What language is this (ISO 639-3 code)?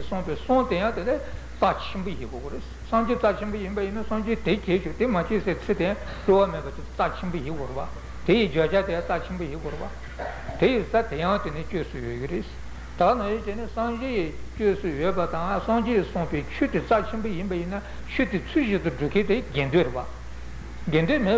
ita